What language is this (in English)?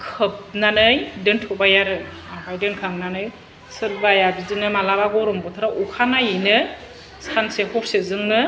Bodo